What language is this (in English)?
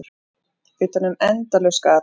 Icelandic